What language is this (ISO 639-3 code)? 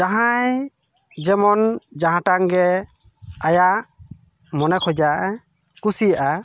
sat